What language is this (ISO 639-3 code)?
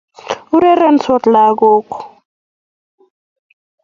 kln